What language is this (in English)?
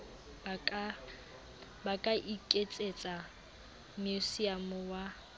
Southern Sotho